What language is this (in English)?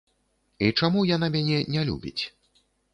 Belarusian